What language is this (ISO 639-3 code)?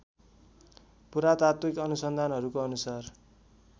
nep